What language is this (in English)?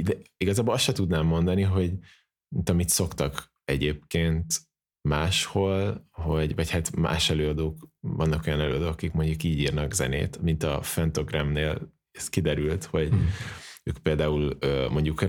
Hungarian